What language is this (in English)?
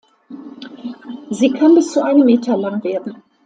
German